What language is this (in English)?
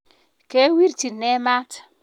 Kalenjin